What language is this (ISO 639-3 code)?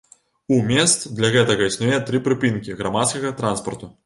bel